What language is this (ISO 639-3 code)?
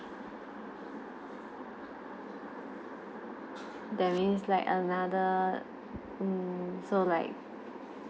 eng